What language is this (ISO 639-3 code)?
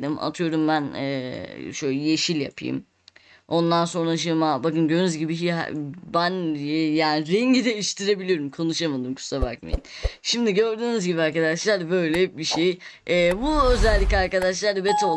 tur